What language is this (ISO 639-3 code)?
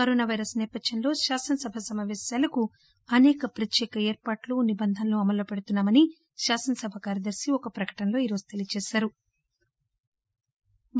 tel